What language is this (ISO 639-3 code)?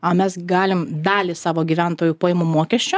lit